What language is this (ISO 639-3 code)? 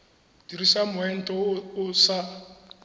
tsn